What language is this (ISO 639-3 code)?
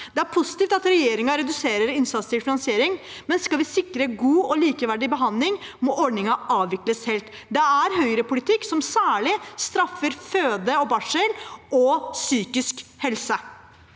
nor